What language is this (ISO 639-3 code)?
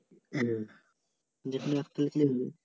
ben